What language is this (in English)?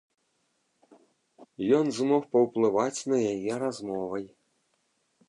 Belarusian